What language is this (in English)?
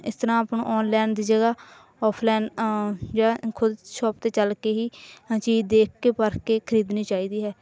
Punjabi